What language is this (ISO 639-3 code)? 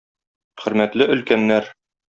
tat